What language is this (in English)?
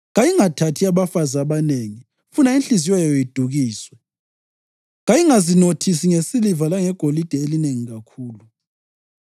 North Ndebele